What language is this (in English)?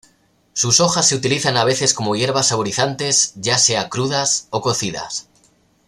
Spanish